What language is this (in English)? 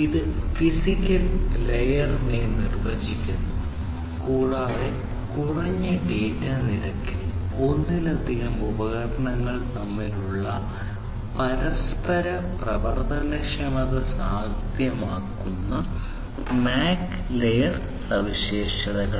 Malayalam